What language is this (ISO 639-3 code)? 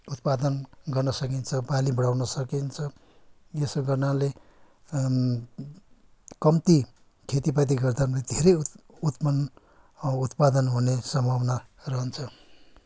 nep